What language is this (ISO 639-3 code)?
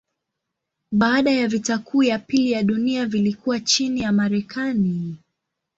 swa